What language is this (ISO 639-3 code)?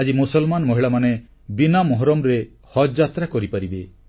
ori